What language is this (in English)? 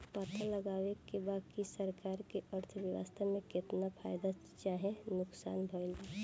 Bhojpuri